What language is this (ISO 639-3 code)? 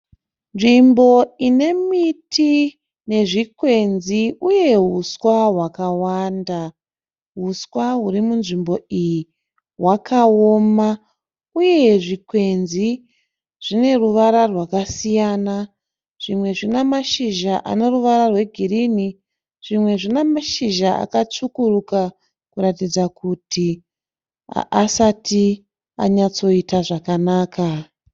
sna